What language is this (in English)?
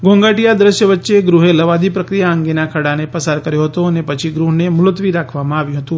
Gujarati